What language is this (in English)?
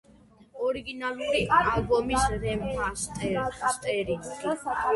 Georgian